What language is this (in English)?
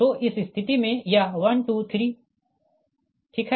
Hindi